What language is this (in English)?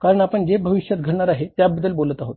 Marathi